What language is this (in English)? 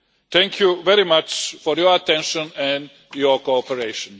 English